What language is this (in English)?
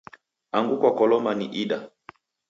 Taita